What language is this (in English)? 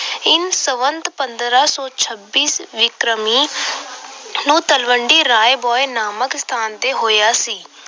Punjabi